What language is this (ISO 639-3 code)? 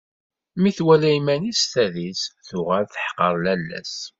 kab